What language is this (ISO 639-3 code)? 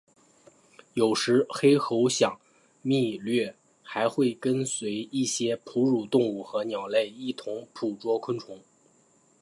zho